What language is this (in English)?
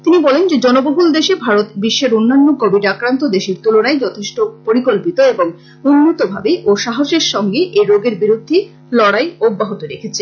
Bangla